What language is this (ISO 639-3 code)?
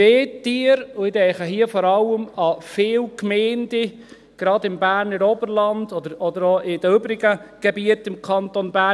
gsw